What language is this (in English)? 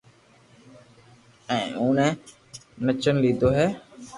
Loarki